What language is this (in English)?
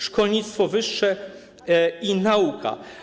Polish